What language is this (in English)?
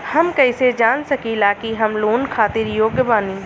Bhojpuri